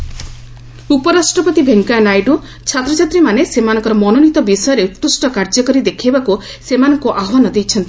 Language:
Odia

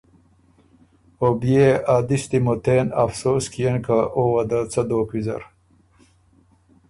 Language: Ormuri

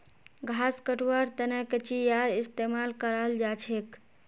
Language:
Magahi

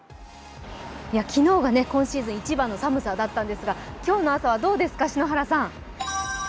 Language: Japanese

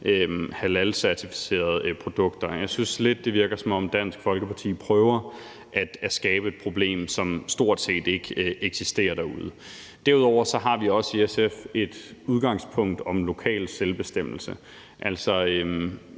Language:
Danish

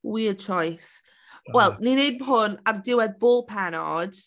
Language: Welsh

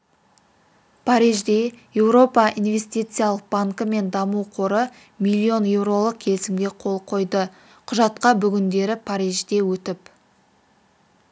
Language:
Kazakh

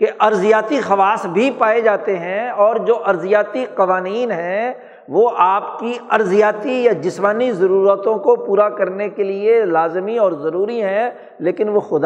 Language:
Urdu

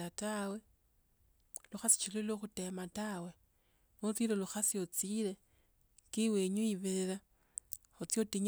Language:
Tsotso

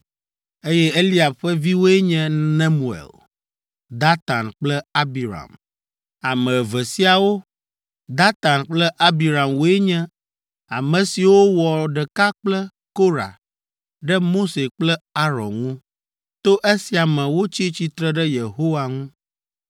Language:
Ewe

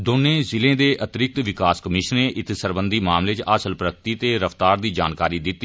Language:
Dogri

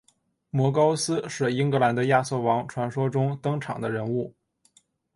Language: Chinese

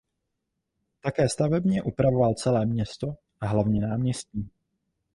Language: Czech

